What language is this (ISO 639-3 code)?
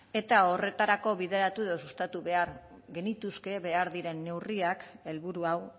eus